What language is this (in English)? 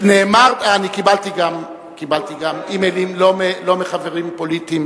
Hebrew